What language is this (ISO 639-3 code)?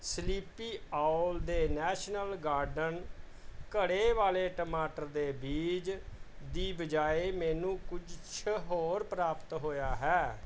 pan